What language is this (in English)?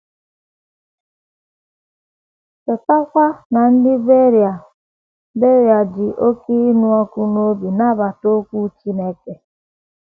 Igbo